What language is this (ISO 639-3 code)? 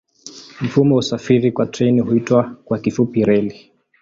swa